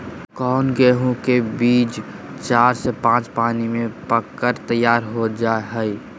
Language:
Magahi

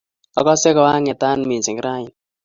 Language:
Kalenjin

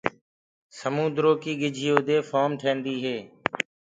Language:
Gurgula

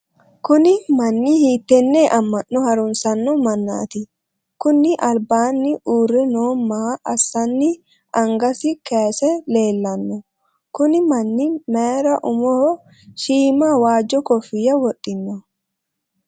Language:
Sidamo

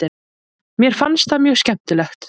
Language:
Icelandic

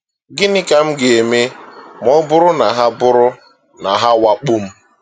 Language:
Igbo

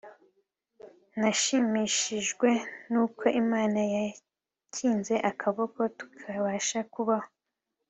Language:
Kinyarwanda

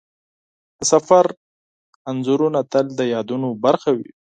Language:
Pashto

